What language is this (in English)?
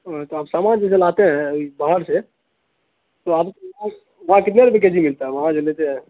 Urdu